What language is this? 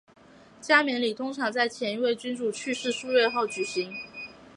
Chinese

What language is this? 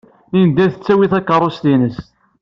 Kabyle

